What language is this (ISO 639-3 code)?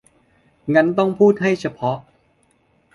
tha